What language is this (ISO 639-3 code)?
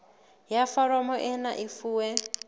sot